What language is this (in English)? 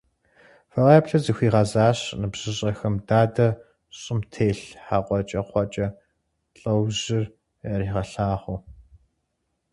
Kabardian